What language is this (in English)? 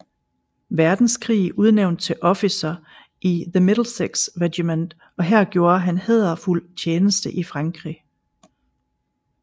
Danish